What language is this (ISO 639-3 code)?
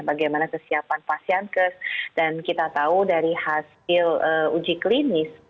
ind